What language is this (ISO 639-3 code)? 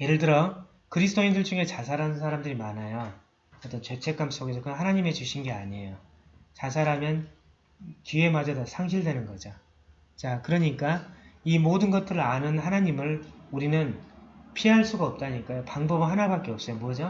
kor